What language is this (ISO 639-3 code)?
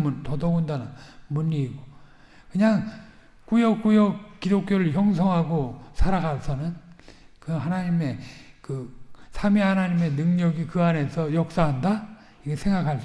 kor